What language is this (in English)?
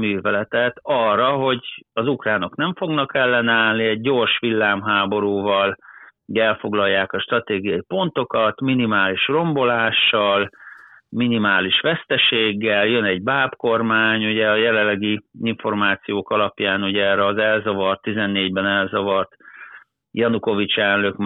Hungarian